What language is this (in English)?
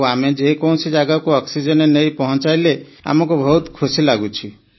Odia